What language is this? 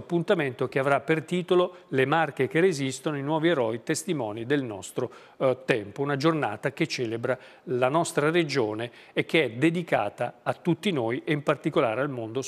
Italian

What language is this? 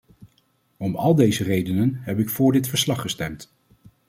Dutch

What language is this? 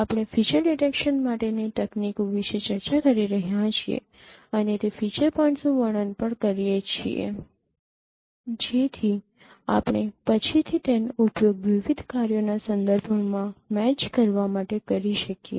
Gujarati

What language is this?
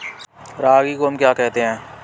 Hindi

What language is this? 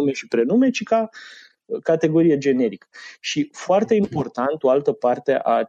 Romanian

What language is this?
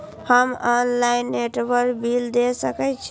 Maithili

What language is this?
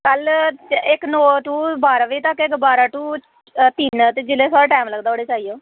Dogri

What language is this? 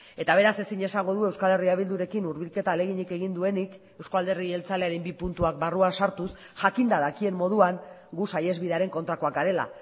Basque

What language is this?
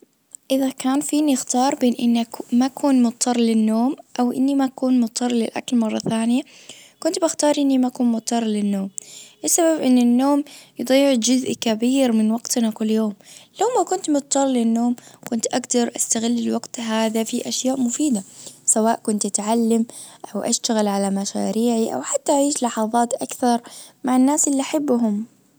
Najdi Arabic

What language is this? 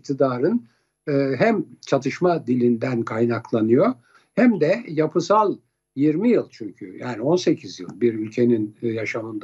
Turkish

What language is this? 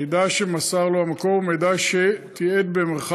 Hebrew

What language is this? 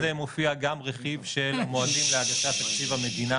Hebrew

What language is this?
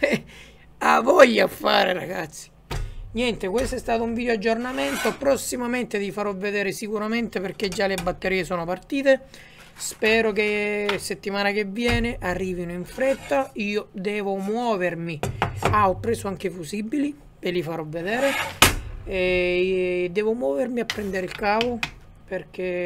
Italian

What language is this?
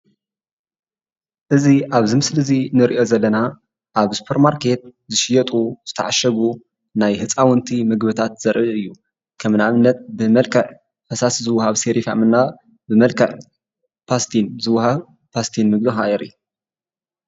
Tigrinya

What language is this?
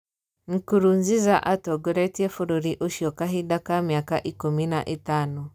Kikuyu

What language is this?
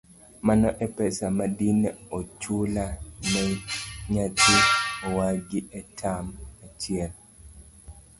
Luo (Kenya and Tanzania)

